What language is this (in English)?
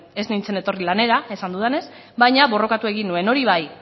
Basque